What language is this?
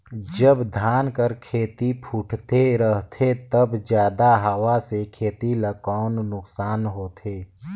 Chhattisgarhi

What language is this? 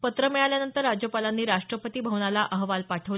Marathi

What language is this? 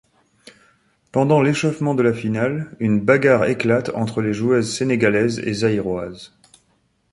French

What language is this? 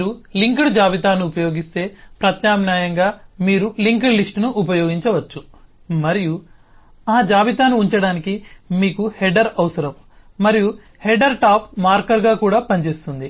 Telugu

